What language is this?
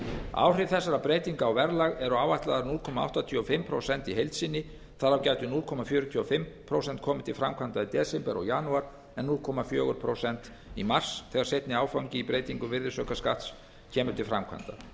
Icelandic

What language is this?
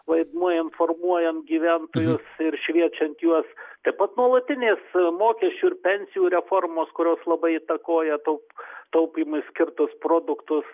Lithuanian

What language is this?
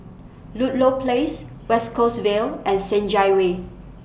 English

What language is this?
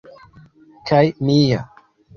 Esperanto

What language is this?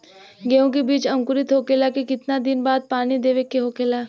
Bhojpuri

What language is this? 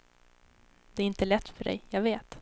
Swedish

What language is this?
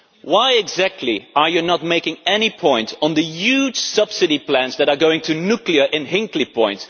English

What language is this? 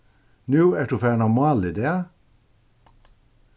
Faroese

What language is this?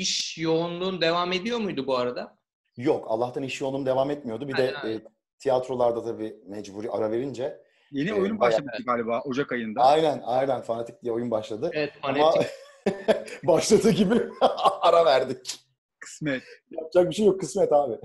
Turkish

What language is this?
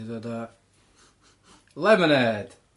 Welsh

